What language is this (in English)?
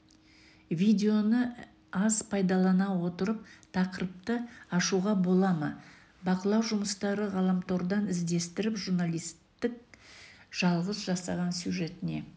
Kazakh